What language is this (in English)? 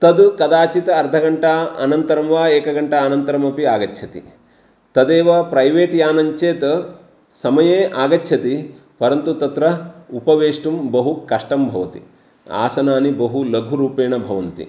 Sanskrit